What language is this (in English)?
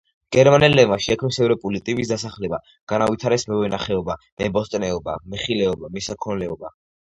Georgian